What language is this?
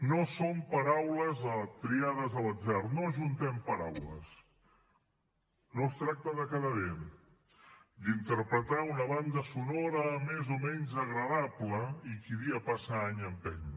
Catalan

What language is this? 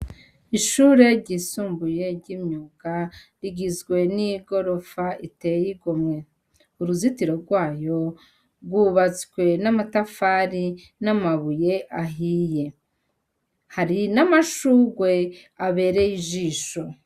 Rundi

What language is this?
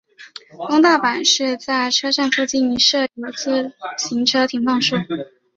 Chinese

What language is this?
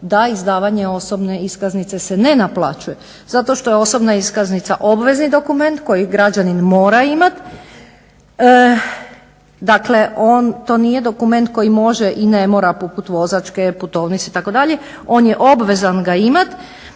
Croatian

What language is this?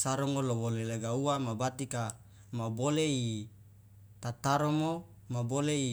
Loloda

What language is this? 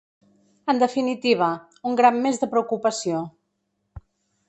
Catalan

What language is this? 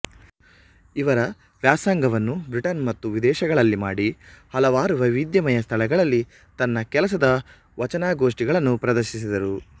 Kannada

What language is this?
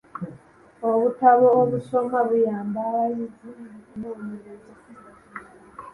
Ganda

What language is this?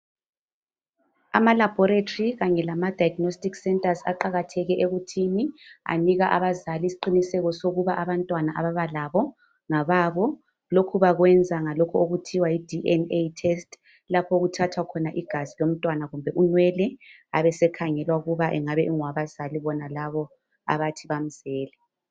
North Ndebele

